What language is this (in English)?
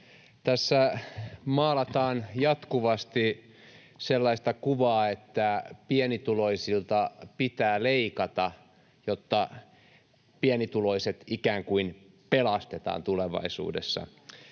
Finnish